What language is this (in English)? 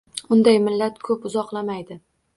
Uzbek